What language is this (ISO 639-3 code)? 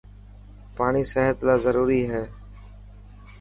mki